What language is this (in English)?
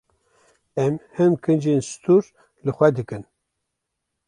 Kurdish